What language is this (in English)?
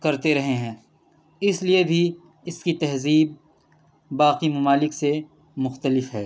Urdu